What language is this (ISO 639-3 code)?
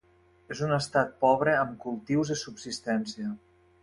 cat